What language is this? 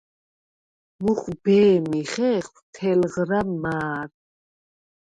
Svan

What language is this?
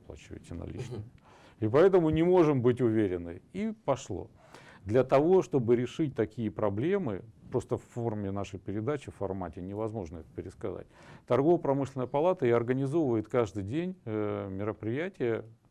Russian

